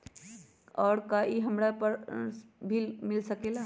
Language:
Magahi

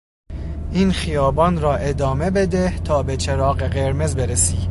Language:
Persian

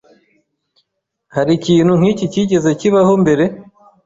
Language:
Kinyarwanda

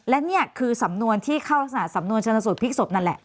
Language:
Thai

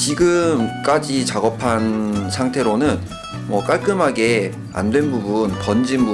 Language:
Korean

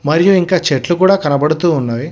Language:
Telugu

